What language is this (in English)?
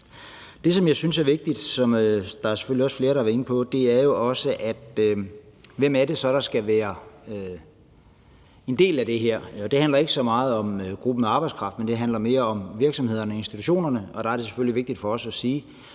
Danish